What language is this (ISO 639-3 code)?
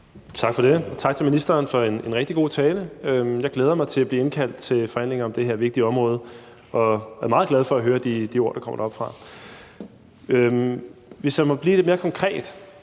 dan